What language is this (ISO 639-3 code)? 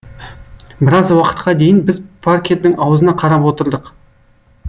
kaz